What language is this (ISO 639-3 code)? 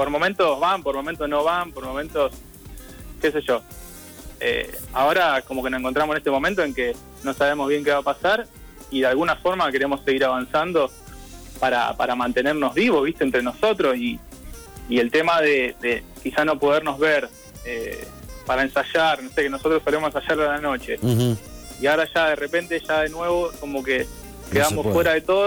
spa